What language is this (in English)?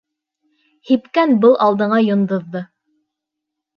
Bashkir